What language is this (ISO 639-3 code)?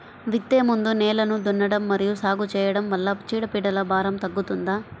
tel